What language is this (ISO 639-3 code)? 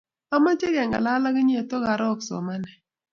kln